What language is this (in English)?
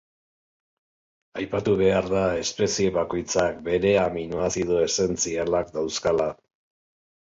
Basque